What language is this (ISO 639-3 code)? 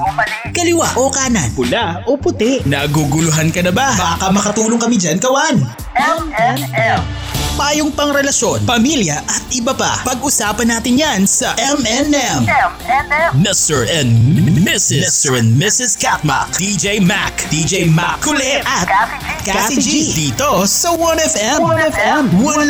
fil